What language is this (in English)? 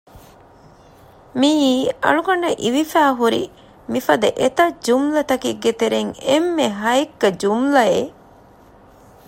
Divehi